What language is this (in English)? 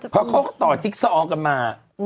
Thai